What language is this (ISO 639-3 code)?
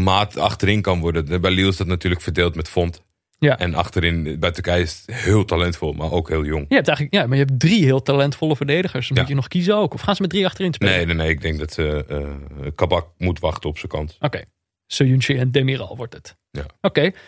nld